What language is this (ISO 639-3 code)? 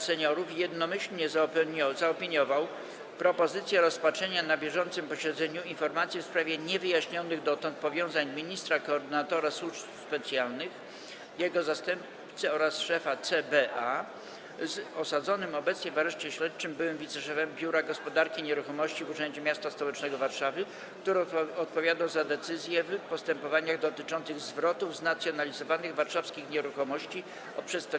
pol